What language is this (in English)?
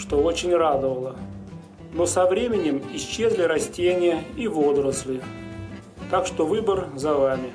Russian